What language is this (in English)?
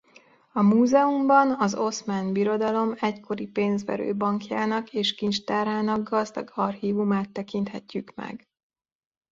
Hungarian